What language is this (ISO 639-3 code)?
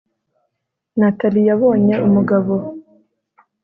kin